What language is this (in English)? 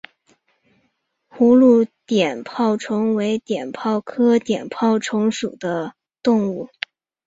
Chinese